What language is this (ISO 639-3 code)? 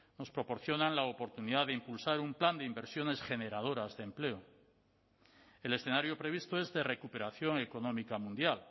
spa